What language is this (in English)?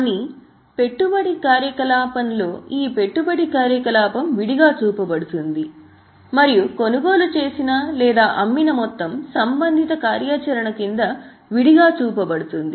Telugu